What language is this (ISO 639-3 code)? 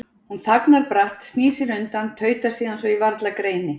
isl